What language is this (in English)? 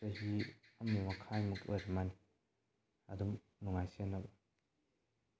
Manipuri